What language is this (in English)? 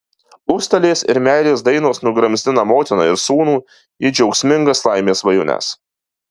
Lithuanian